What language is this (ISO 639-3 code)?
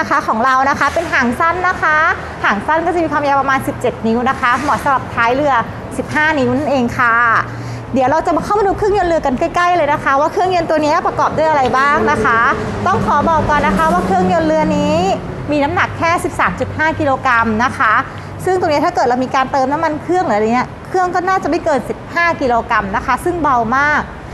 tha